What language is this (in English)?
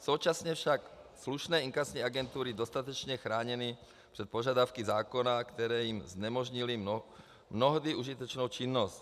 Czech